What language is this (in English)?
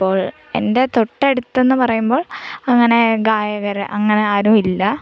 Malayalam